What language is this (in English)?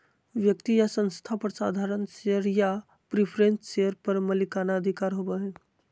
Magahi